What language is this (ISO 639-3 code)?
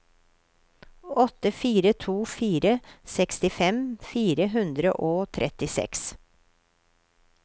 nor